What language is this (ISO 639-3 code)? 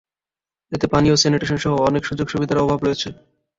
ben